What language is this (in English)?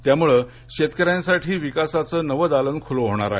Marathi